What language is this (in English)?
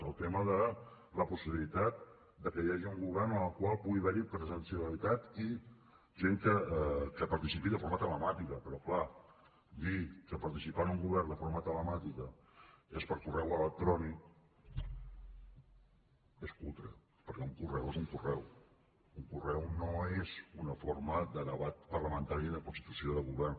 Catalan